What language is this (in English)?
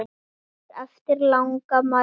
Icelandic